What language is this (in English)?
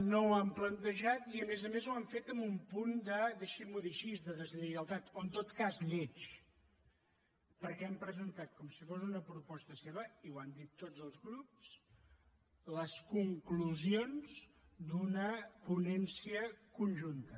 Catalan